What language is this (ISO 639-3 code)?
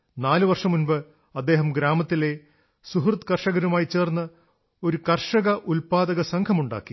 mal